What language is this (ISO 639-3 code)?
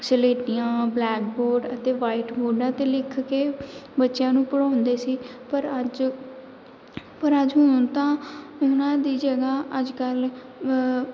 pan